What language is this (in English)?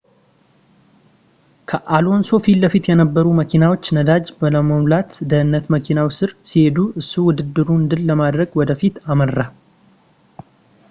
Amharic